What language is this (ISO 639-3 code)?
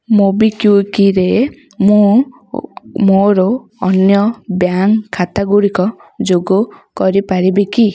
ori